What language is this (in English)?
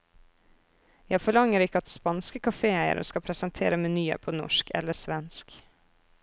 Norwegian